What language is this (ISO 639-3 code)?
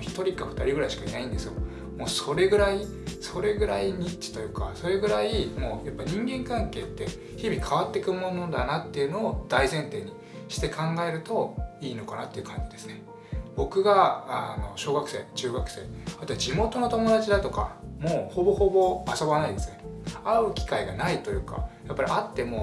jpn